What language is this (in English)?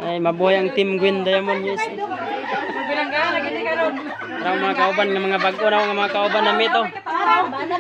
Filipino